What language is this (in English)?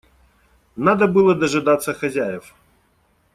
Russian